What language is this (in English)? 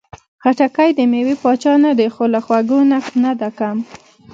Pashto